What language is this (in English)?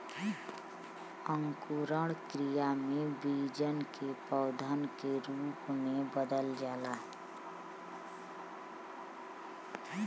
Bhojpuri